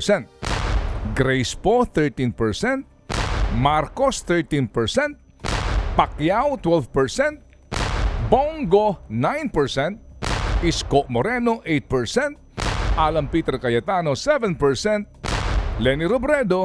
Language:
Filipino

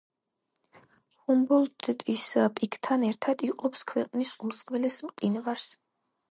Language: Georgian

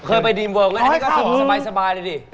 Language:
Thai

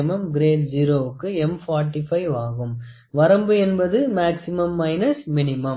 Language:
Tamil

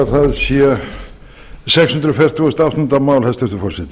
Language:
Icelandic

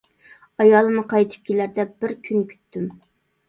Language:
Uyghur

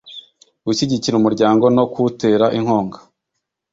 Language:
Kinyarwanda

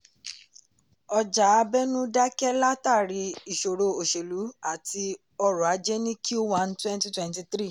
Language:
Yoruba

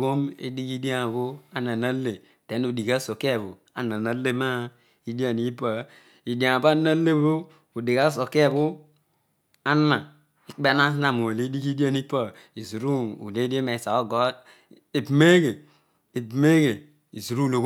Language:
Odual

